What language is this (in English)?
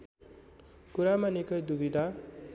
Nepali